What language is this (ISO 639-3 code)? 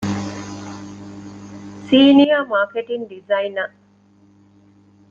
div